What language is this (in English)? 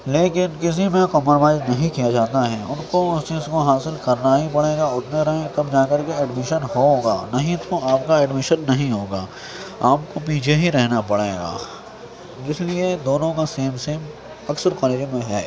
Urdu